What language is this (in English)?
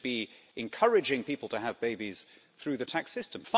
English